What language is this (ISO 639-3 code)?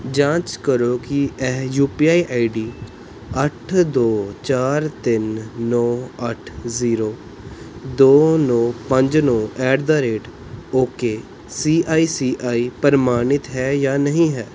pan